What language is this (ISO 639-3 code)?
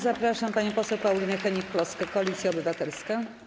pol